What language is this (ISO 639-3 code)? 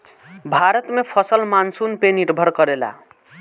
bho